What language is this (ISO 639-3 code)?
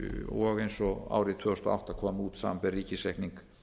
isl